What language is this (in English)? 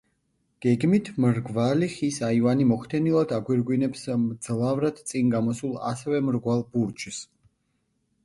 Georgian